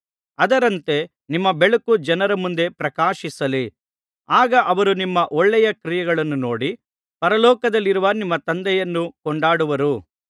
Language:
Kannada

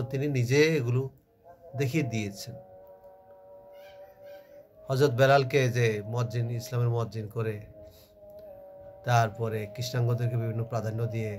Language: Hindi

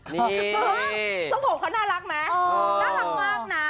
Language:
Thai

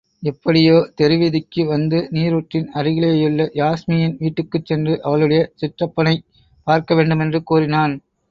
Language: Tamil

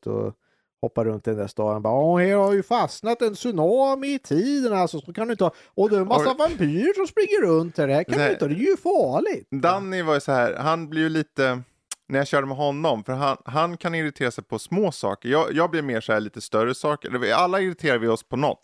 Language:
Swedish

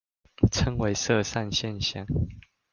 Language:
Chinese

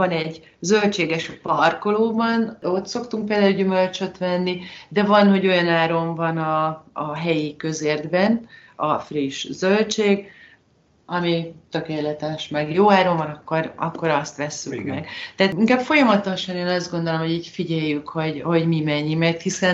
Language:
Hungarian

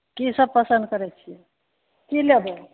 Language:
Maithili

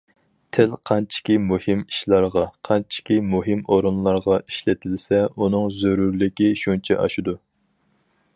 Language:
Uyghur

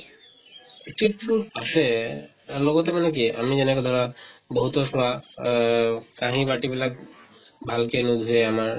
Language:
Assamese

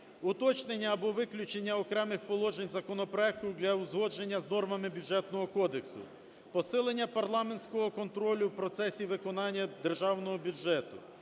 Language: Ukrainian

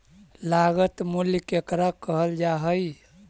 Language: Magahi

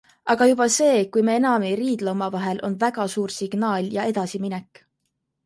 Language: Estonian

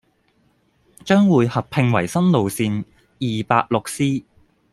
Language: Cantonese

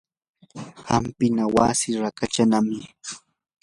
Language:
Yanahuanca Pasco Quechua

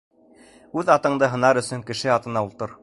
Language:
Bashkir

